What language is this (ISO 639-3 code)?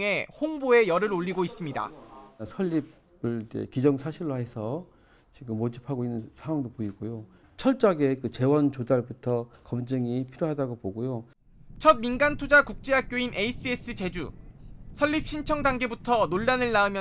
kor